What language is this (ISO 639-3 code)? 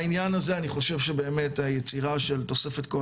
heb